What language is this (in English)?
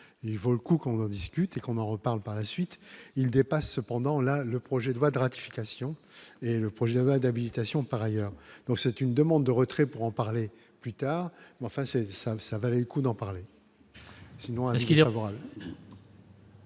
French